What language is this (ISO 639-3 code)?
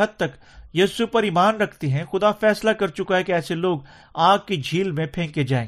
urd